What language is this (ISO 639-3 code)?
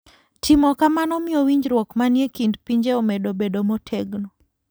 luo